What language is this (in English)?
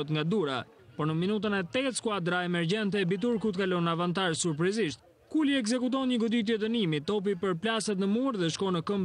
Romanian